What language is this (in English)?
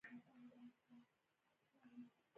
Pashto